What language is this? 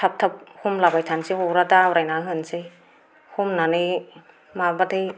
Bodo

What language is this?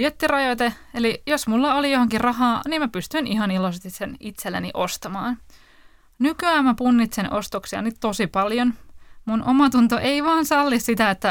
Finnish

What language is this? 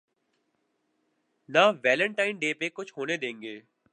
Urdu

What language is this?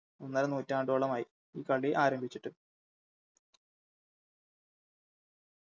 Malayalam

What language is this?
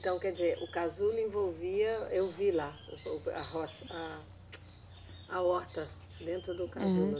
Portuguese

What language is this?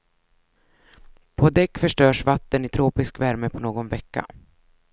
Swedish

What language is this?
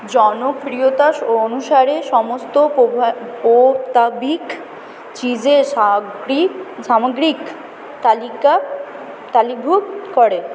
Bangla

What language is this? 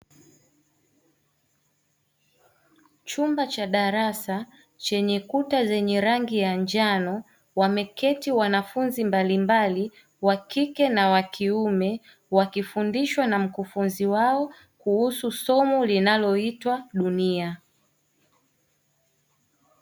Swahili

